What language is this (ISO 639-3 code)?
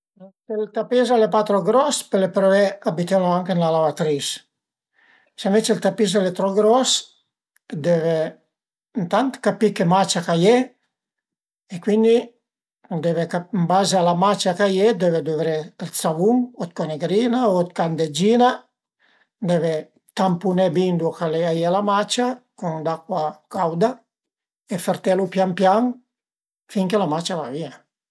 pms